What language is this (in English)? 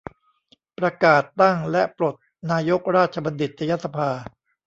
Thai